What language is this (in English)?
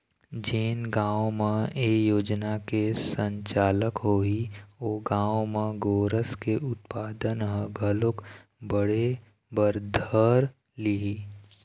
Chhattisgarhi